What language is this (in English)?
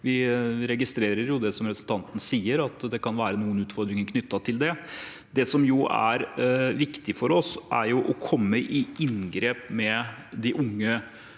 Norwegian